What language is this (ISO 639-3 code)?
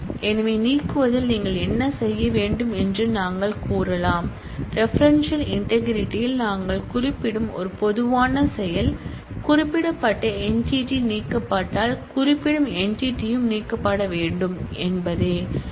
tam